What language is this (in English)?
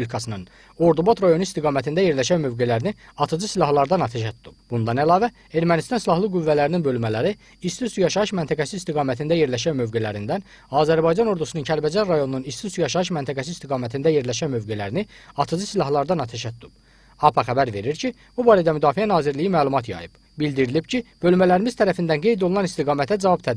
Turkish